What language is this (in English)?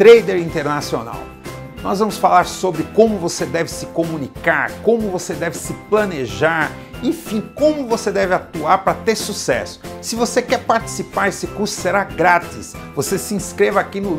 Portuguese